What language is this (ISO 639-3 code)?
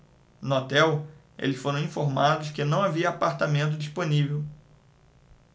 por